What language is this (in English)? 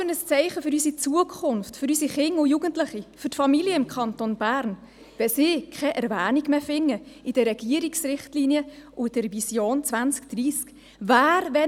Swiss German